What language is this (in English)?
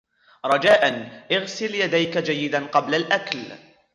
Arabic